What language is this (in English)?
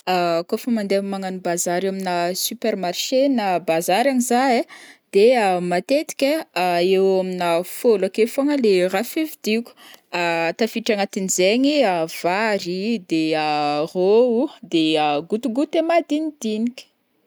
Northern Betsimisaraka Malagasy